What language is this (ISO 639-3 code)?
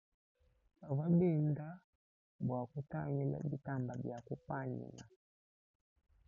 lua